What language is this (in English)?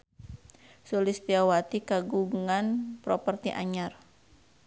Sundanese